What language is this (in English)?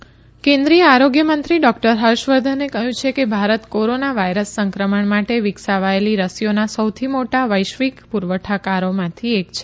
Gujarati